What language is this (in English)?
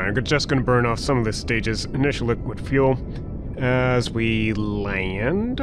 English